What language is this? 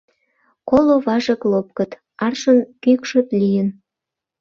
Mari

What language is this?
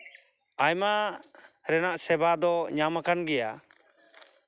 Santali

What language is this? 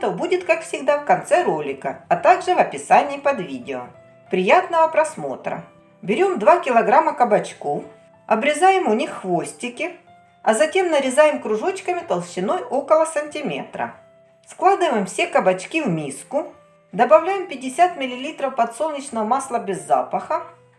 Russian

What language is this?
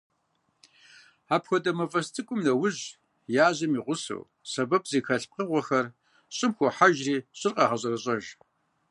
Kabardian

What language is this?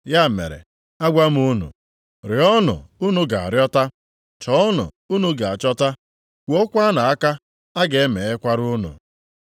Igbo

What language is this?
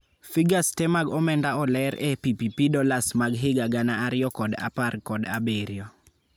Luo (Kenya and Tanzania)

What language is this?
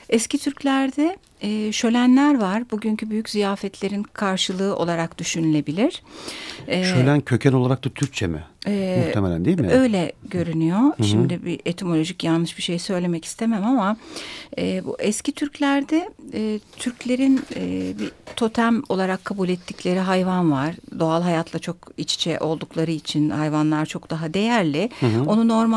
Turkish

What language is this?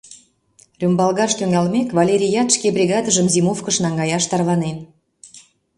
Mari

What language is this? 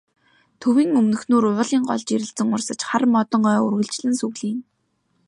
Mongolian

